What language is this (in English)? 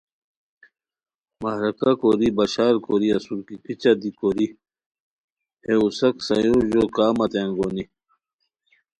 Khowar